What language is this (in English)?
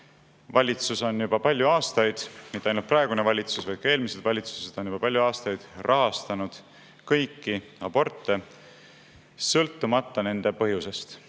Estonian